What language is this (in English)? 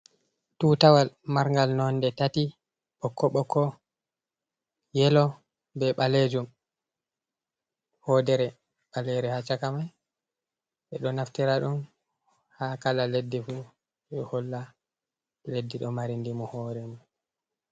Fula